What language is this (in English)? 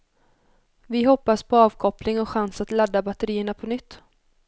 Swedish